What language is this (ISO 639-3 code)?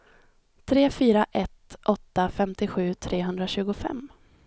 swe